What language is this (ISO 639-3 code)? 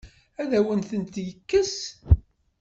kab